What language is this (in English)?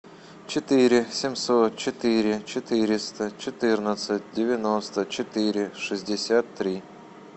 Russian